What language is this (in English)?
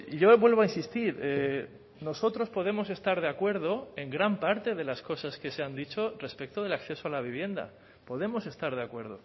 Spanish